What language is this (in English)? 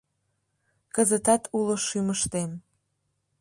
Mari